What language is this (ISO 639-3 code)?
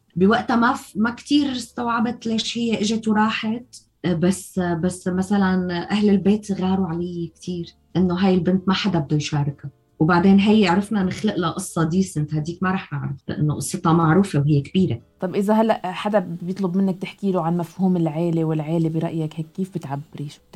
ara